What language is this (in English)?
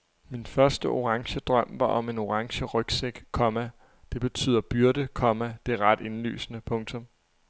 Danish